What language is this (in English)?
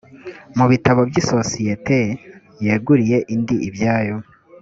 Kinyarwanda